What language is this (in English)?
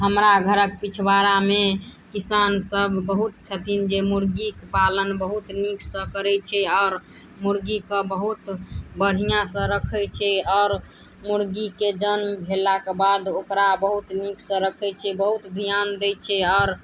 Maithili